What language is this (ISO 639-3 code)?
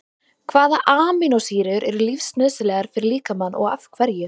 isl